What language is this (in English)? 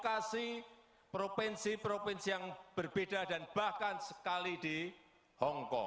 Indonesian